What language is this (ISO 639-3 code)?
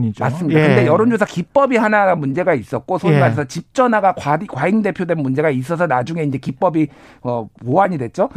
kor